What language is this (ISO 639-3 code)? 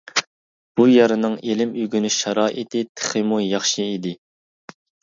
uig